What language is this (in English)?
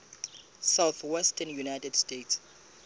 Southern Sotho